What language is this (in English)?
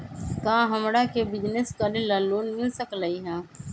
Magahi